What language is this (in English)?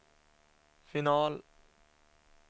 Swedish